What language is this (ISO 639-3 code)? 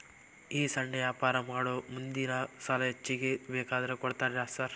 kan